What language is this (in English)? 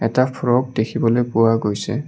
Assamese